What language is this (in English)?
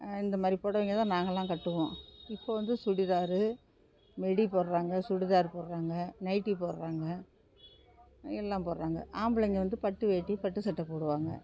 Tamil